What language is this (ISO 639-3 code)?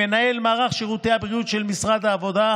heb